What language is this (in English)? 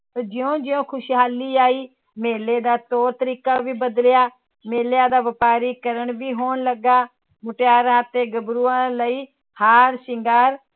Punjabi